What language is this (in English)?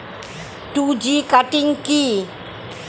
Bangla